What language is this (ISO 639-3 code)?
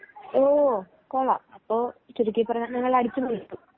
mal